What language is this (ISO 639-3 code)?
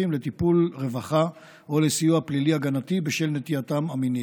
heb